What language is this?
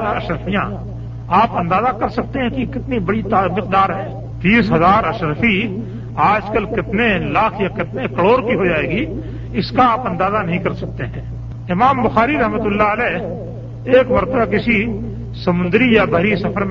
Urdu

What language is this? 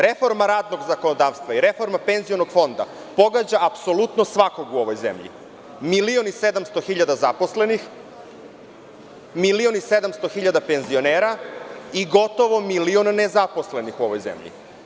Serbian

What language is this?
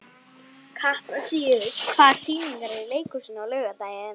Icelandic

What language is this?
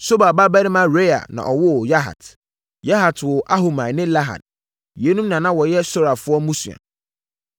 Akan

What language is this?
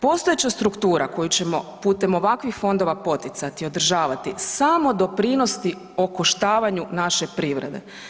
Croatian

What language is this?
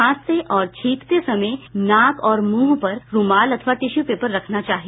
Hindi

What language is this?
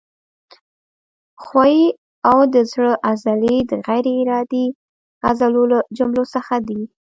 Pashto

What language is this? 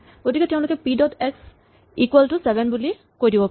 Assamese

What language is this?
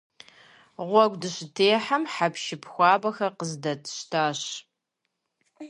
Kabardian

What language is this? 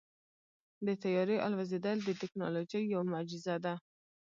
Pashto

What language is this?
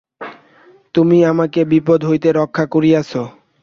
Bangla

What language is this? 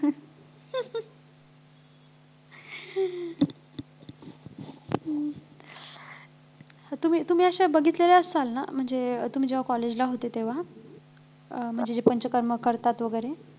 Marathi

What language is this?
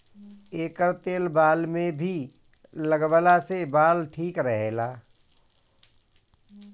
Bhojpuri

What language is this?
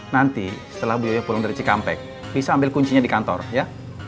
Indonesian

